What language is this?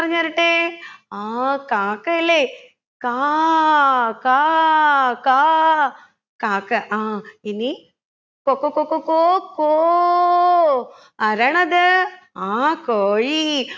Malayalam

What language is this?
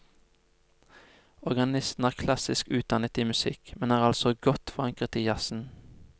Norwegian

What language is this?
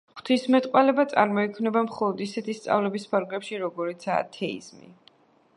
Georgian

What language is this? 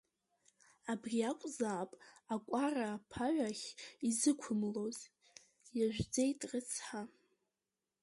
Abkhazian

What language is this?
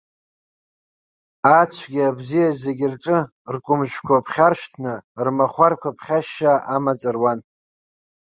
Abkhazian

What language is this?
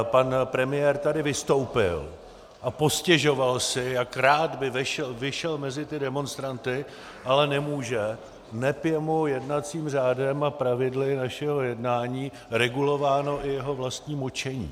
Czech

